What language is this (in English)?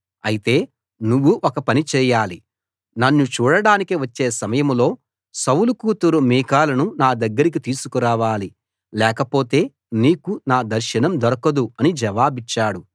Telugu